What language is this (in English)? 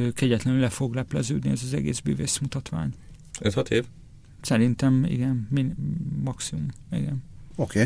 Hungarian